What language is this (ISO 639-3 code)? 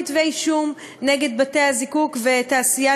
heb